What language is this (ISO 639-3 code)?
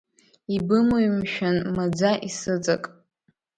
abk